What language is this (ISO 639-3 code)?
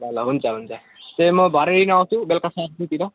nep